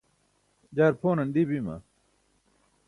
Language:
Burushaski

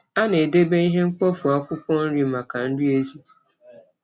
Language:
Igbo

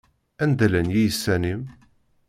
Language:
Kabyle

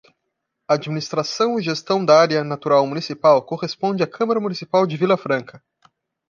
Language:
Portuguese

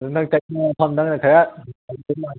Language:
Manipuri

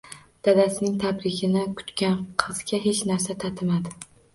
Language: Uzbek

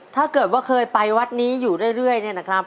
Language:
Thai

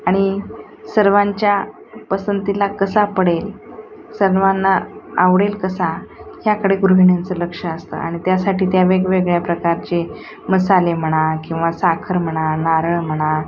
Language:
Marathi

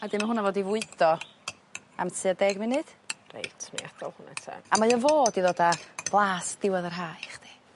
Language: Welsh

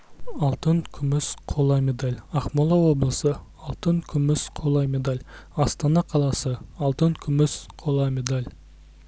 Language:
Kazakh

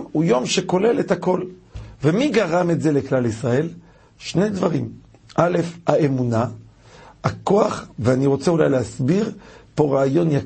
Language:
Hebrew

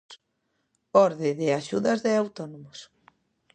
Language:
Galician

